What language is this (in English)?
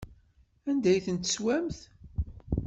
Kabyle